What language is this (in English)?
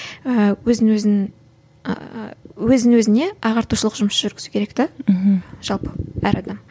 Kazakh